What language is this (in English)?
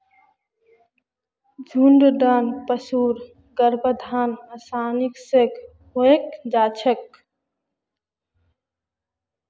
Magahi